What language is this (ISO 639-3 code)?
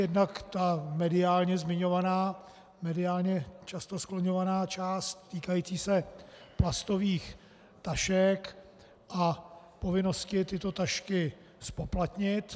ces